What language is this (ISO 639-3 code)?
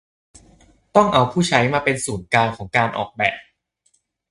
tha